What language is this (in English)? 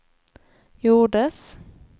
Swedish